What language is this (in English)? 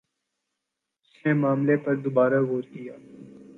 Urdu